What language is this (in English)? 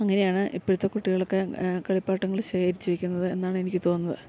Malayalam